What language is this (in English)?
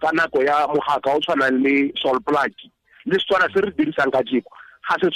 Swahili